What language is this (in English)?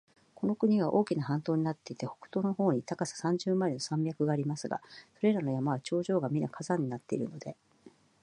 Japanese